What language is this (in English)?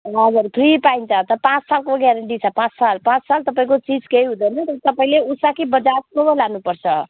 Nepali